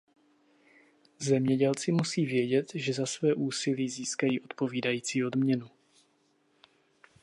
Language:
Czech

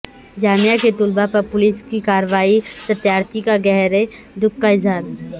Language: Urdu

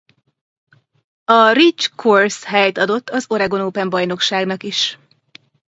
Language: Hungarian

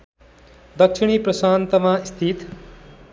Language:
Nepali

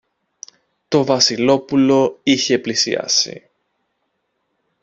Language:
Greek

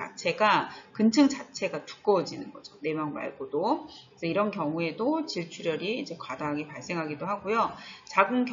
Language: Korean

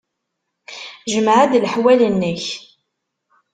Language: Kabyle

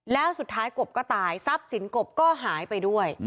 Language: Thai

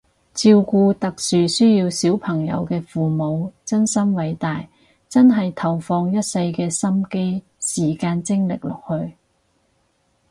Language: Cantonese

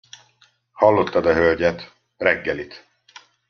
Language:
Hungarian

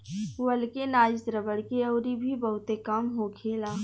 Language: Bhojpuri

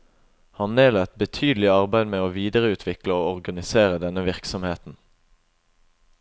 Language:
Norwegian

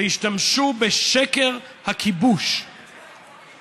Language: Hebrew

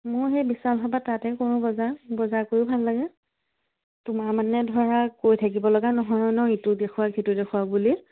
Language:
Assamese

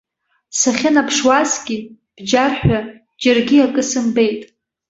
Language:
Abkhazian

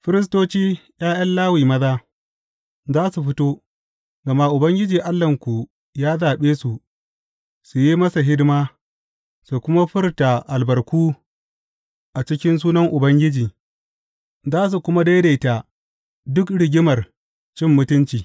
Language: Hausa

